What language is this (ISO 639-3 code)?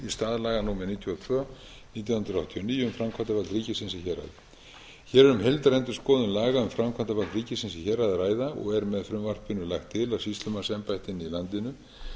isl